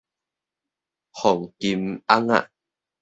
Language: Min Nan Chinese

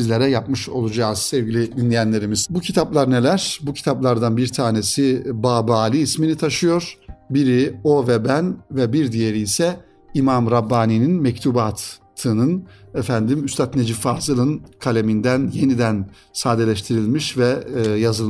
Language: Turkish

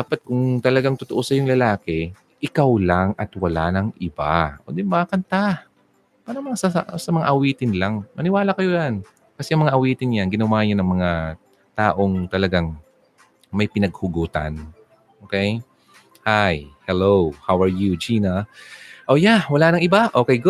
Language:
Filipino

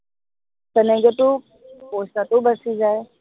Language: Assamese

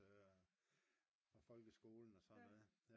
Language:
Danish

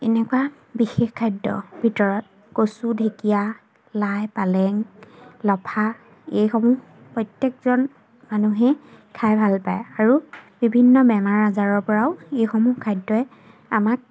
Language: Assamese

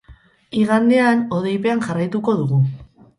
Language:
Basque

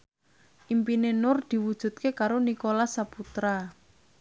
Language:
Javanese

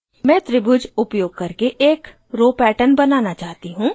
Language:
Hindi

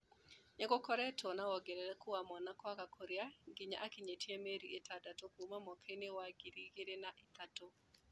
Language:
Kikuyu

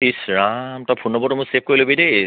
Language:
Assamese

